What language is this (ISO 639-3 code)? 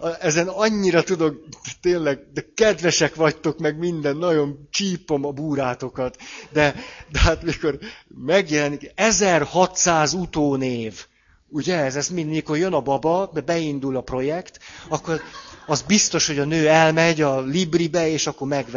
hun